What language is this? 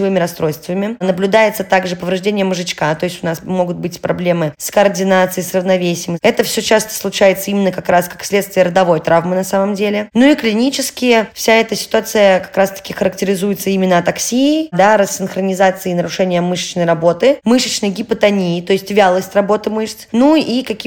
Russian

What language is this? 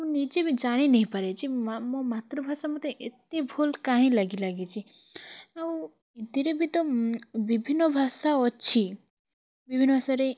Odia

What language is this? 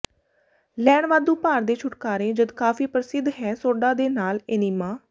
Punjabi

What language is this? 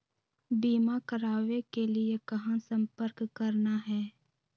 Magahi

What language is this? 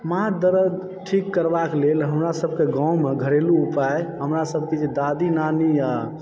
Maithili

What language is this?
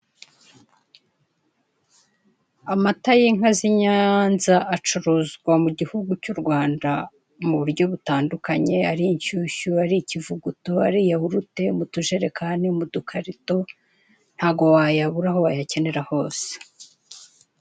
Kinyarwanda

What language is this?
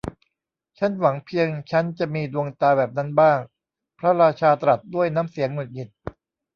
Thai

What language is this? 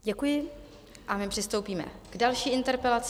Czech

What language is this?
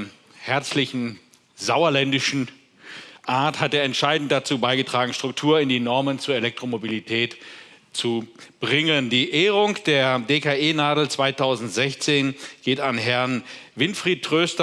German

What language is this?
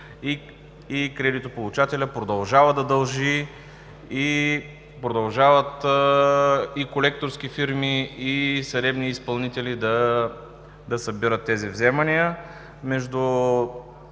Bulgarian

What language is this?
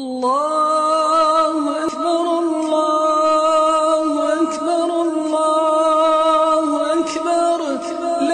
Arabic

